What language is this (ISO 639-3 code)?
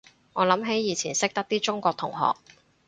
yue